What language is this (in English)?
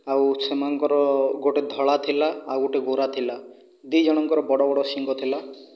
Odia